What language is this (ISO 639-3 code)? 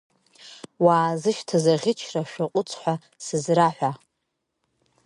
abk